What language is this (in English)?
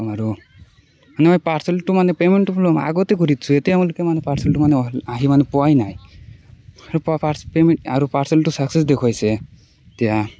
Assamese